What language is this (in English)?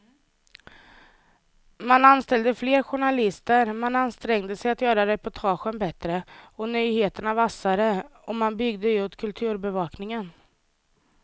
Swedish